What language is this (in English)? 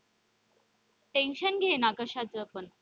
Marathi